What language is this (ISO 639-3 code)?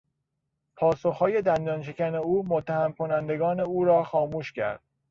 fas